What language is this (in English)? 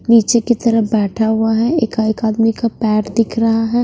Hindi